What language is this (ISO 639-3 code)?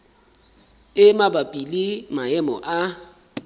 sot